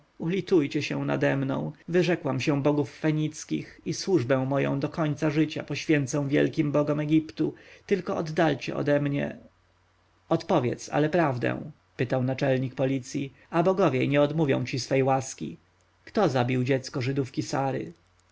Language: Polish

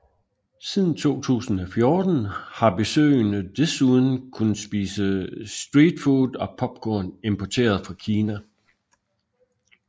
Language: Danish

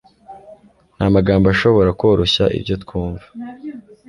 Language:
Kinyarwanda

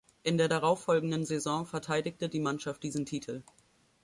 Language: German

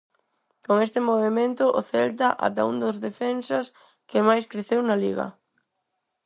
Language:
Galician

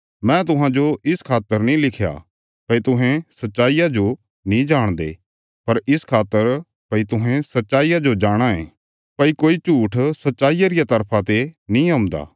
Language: Bilaspuri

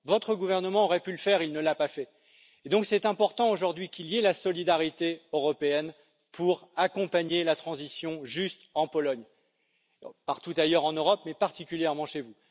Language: French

